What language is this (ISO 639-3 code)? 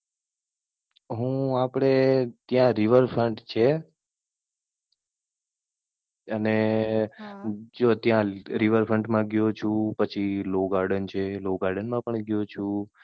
guj